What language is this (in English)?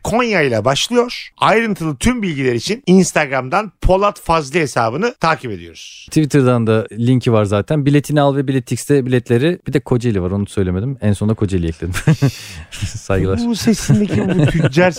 Turkish